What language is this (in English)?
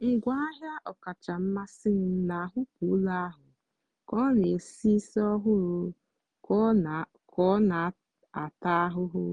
Igbo